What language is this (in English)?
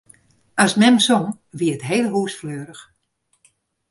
Western Frisian